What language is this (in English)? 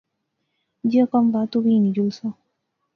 Pahari-Potwari